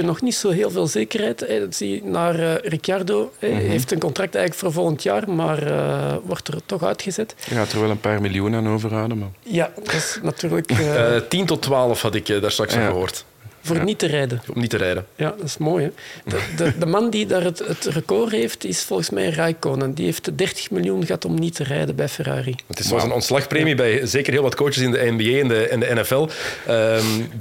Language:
Dutch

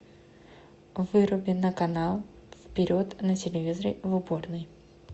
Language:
Russian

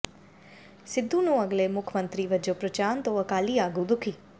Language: Punjabi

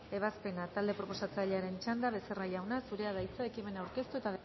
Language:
Basque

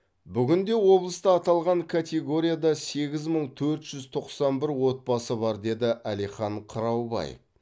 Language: Kazakh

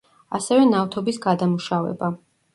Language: Georgian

